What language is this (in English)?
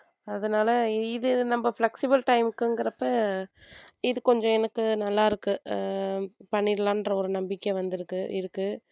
Tamil